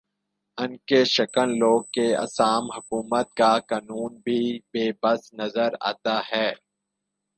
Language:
Urdu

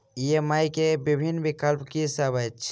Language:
Maithili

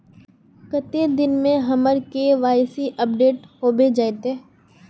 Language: Magahi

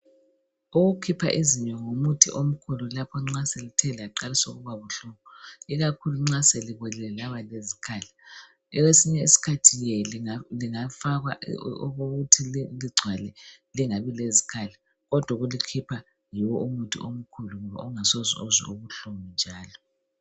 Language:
North Ndebele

